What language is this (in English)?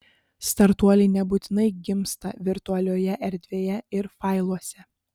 Lithuanian